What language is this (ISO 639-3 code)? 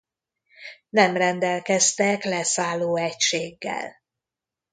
hun